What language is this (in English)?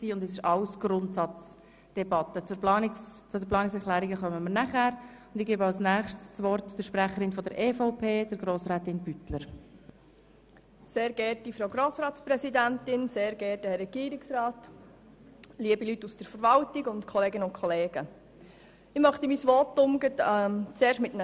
Swiss German